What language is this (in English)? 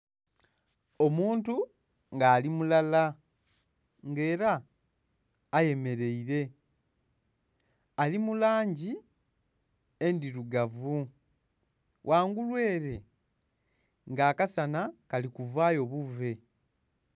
Soga